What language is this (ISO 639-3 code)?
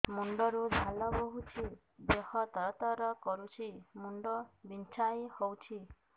ori